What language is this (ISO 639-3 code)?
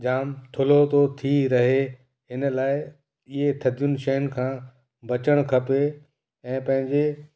snd